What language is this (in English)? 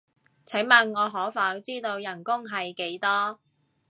Cantonese